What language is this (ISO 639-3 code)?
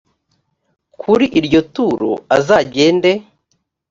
kin